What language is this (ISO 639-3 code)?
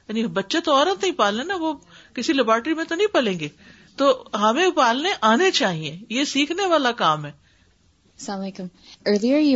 urd